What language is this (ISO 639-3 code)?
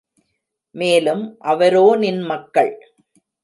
tam